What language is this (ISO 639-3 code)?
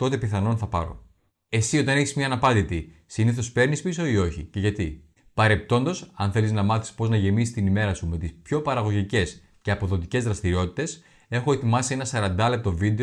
ell